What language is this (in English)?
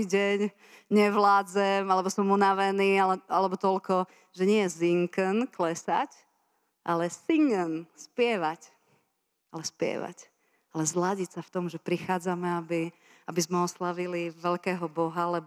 Slovak